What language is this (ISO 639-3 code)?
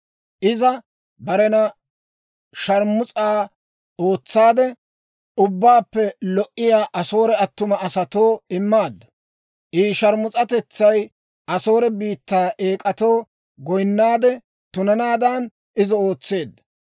dwr